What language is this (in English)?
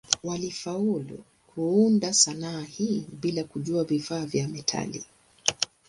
Swahili